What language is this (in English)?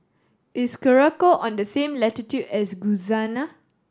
English